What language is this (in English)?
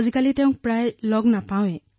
Assamese